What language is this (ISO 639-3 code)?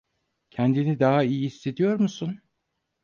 tur